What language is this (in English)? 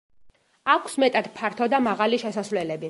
Georgian